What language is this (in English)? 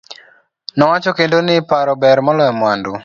Luo (Kenya and Tanzania)